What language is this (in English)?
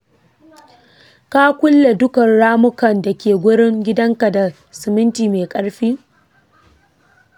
Hausa